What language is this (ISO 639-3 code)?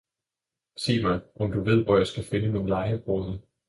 dan